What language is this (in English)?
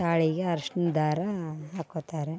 Kannada